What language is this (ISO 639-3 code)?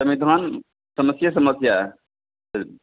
hin